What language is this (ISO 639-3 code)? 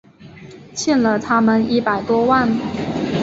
zho